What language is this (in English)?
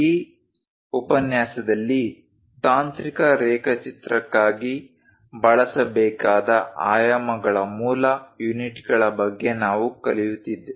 Kannada